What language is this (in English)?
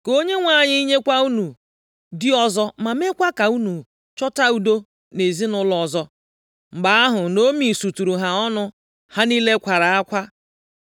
Igbo